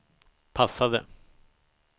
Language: Swedish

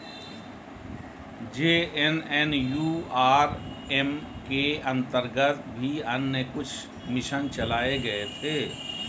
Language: Hindi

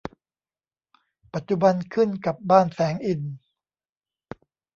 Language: Thai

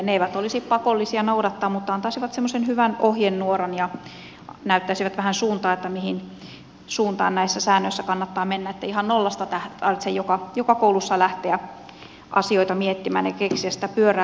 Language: Finnish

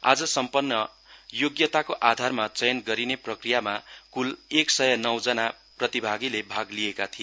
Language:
Nepali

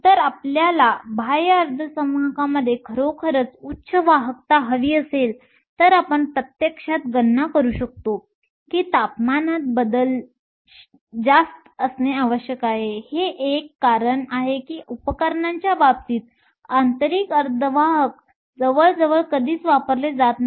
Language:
Marathi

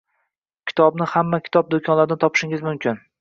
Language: Uzbek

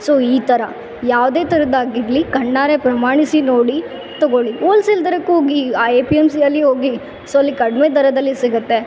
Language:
Kannada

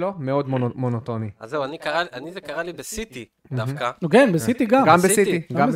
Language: Hebrew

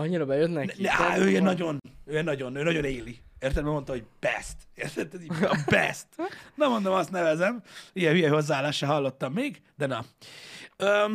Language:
Hungarian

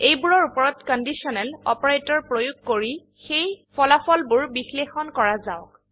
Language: Assamese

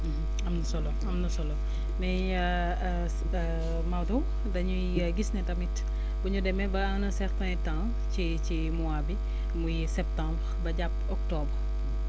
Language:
Wolof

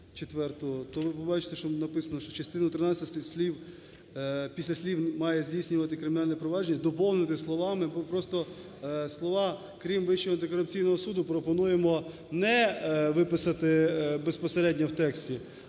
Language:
Ukrainian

